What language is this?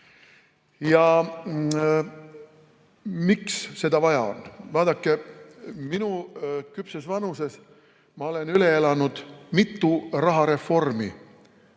Estonian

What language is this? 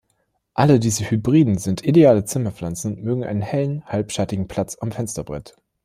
German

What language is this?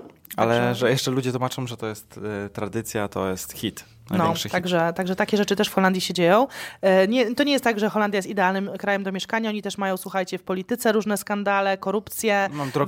Polish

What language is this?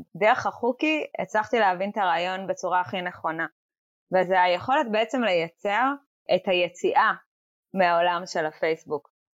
Hebrew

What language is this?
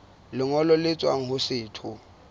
Southern Sotho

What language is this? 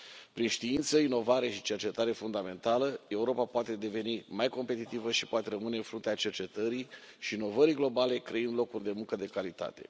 Romanian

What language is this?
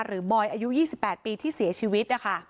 Thai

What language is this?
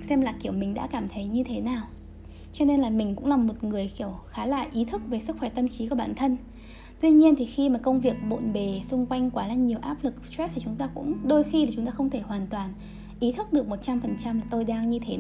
Vietnamese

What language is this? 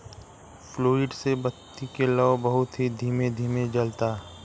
Bhojpuri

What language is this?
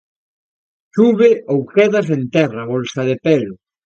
Galician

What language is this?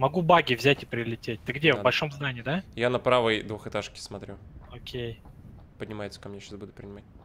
Russian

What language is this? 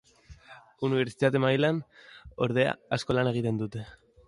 Basque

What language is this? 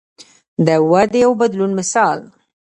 Pashto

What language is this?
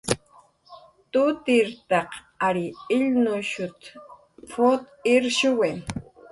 Jaqaru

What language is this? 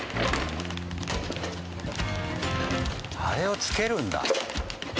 Japanese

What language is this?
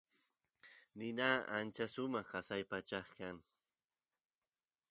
Santiago del Estero Quichua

